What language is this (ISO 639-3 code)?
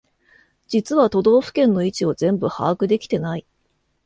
jpn